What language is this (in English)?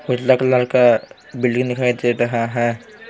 Hindi